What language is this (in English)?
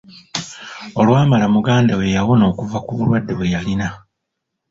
Ganda